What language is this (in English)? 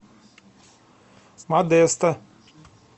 Russian